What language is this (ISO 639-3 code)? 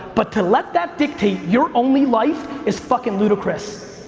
eng